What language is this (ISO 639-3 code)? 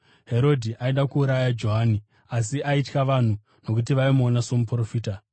sna